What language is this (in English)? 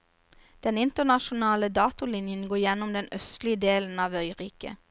Norwegian